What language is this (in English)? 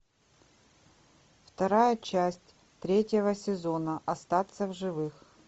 Russian